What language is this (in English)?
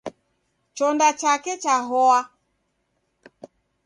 Taita